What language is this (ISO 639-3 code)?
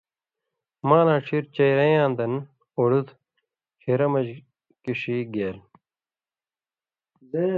mvy